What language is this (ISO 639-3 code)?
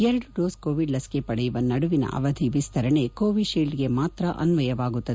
kan